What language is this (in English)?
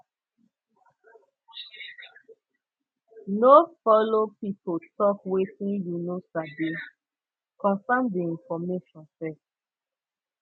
Nigerian Pidgin